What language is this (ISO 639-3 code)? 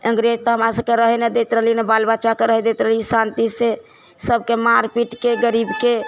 mai